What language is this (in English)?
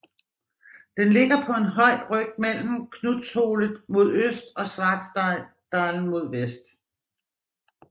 Danish